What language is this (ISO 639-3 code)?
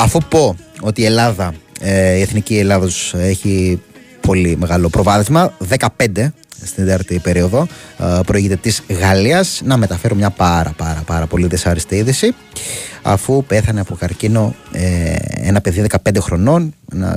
ell